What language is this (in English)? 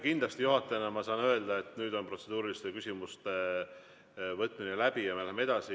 Estonian